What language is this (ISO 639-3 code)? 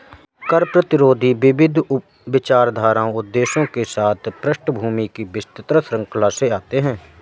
hin